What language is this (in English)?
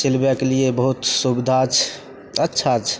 Maithili